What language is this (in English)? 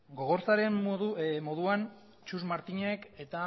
Basque